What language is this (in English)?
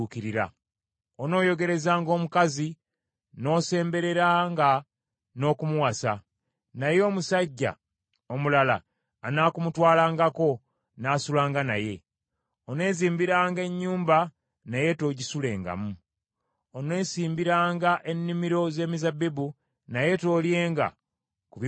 Ganda